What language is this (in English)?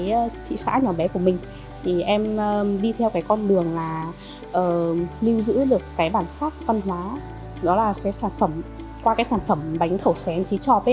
Vietnamese